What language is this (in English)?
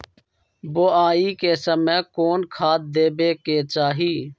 Magahi